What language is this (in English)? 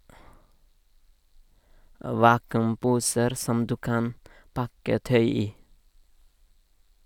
Norwegian